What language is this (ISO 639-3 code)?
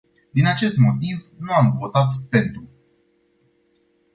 ron